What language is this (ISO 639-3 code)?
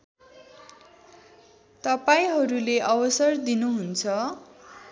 nep